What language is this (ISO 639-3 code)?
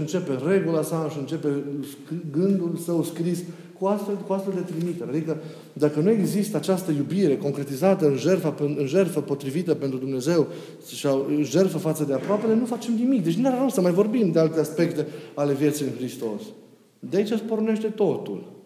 ron